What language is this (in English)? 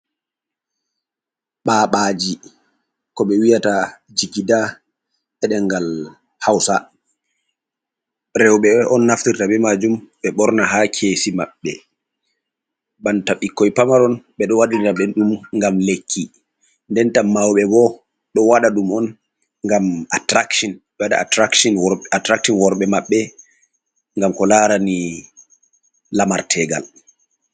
Fula